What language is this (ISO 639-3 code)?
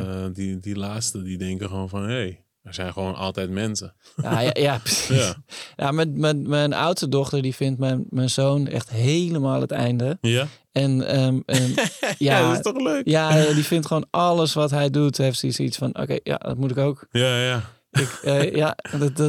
nld